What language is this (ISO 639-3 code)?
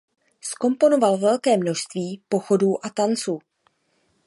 ces